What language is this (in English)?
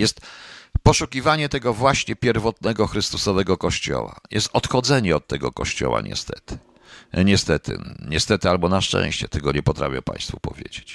Polish